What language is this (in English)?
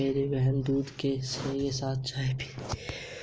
Hindi